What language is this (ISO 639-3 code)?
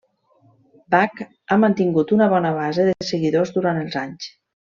cat